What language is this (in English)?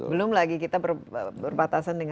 Indonesian